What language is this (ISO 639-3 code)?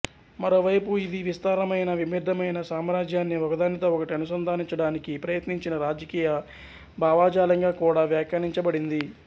tel